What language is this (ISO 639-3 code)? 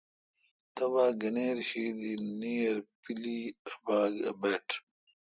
xka